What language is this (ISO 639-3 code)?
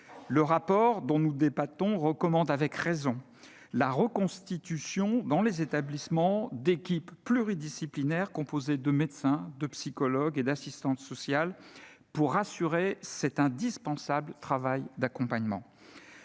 fra